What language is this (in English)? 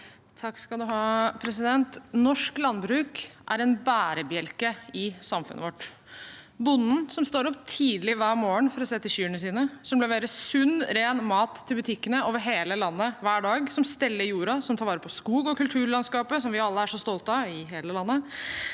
Norwegian